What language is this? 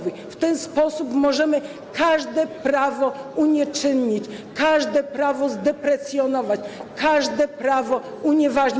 Polish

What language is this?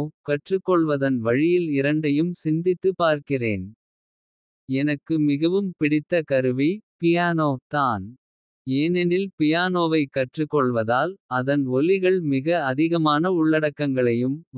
Kota (India)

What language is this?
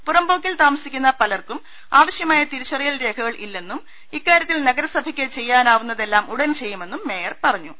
Malayalam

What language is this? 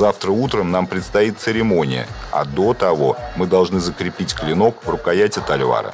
Russian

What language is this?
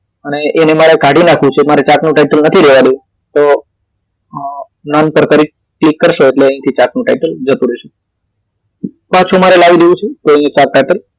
Gujarati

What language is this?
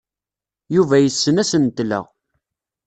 Kabyle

